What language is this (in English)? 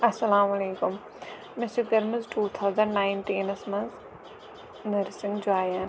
Kashmiri